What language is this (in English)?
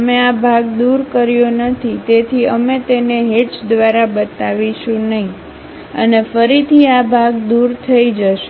Gujarati